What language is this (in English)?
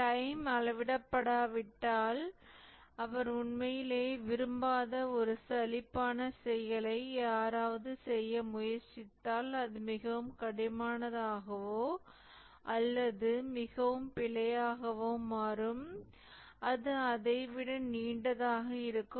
Tamil